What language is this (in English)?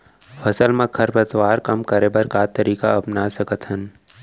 Chhattisgarhi